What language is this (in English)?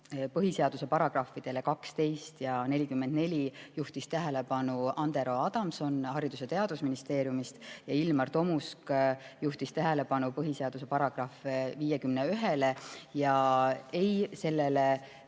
Estonian